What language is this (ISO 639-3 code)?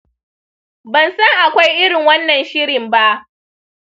hau